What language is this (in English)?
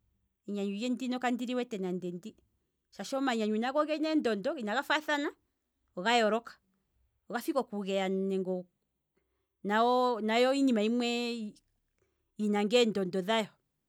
Kwambi